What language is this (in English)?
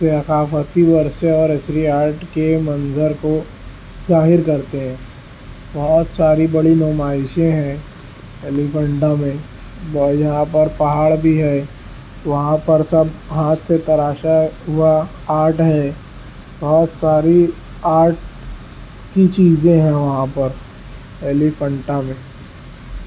Urdu